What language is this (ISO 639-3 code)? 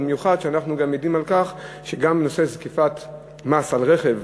heb